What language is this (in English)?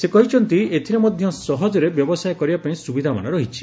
Odia